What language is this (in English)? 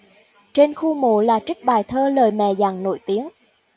Vietnamese